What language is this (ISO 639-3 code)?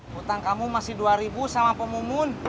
ind